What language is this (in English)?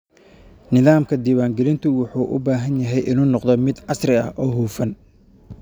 Somali